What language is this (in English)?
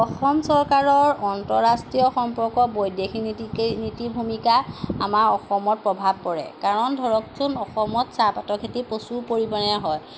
Assamese